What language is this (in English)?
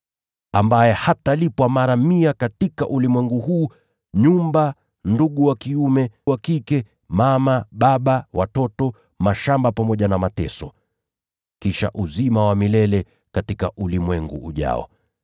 Swahili